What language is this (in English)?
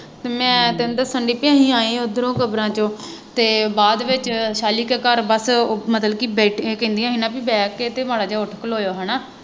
Punjabi